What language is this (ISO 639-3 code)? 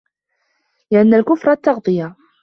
ara